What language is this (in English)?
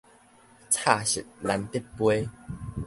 Min Nan Chinese